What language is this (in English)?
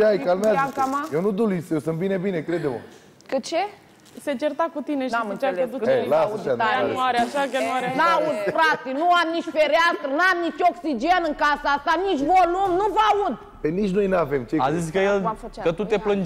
Romanian